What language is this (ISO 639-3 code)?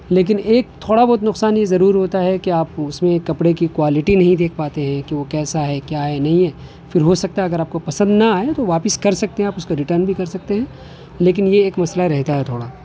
urd